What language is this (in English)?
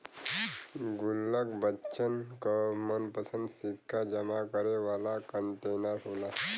Bhojpuri